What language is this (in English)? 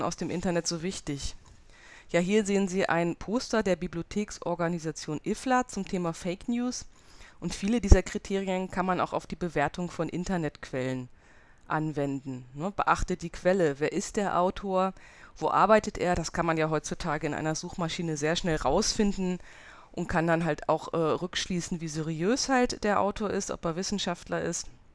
German